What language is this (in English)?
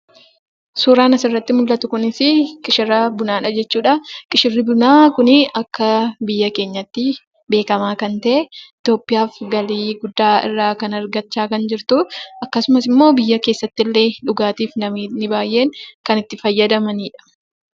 Oromo